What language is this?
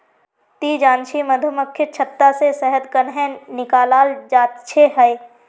Magahi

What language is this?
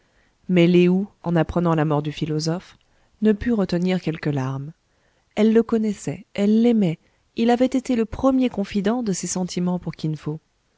French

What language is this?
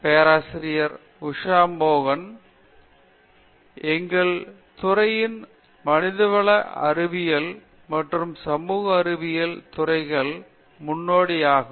Tamil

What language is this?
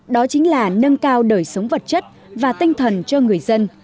Vietnamese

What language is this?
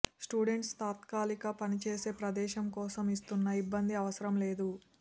Telugu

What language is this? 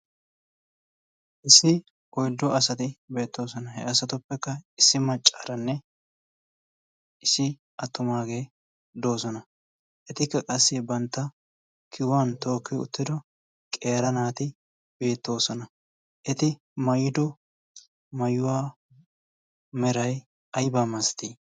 Wolaytta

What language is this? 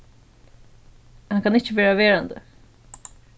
Faroese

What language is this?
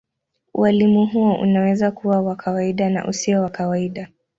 Swahili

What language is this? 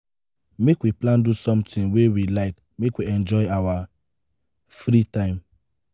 Nigerian Pidgin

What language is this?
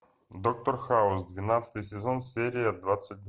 Russian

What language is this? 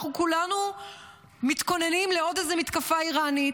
Hebrew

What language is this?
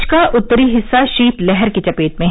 Hindi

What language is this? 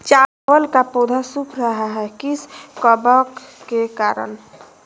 Magahi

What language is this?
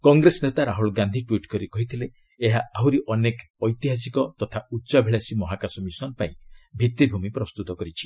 Odia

